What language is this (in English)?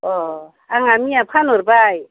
Bodo